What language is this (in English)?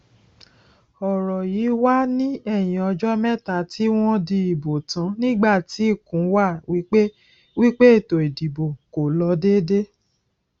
Yoruba